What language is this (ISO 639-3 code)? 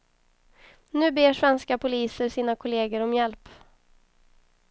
swe